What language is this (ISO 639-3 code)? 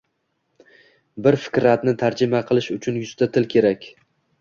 uzb